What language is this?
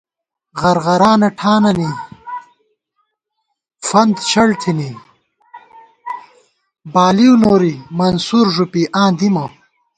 Gawar-Bati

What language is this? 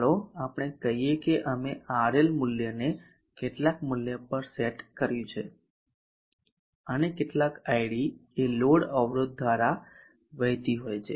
Gujarati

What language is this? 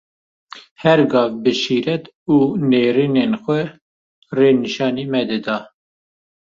Kurdish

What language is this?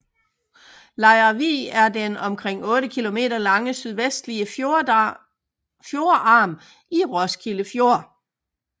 Danish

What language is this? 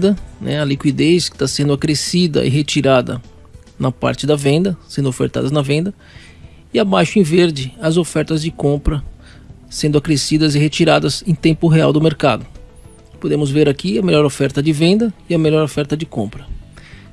Portuguese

